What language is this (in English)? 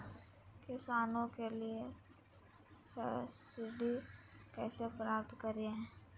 Magahi